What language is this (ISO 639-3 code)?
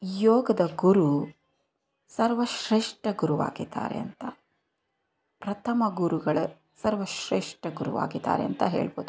kan